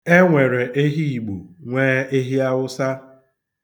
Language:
Igbo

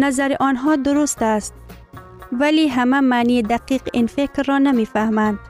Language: Persian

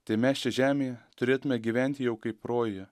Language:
Lithuanian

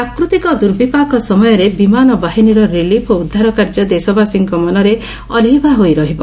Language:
Odia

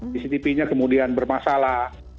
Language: Indonesian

